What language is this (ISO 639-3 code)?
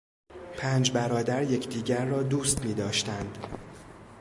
fas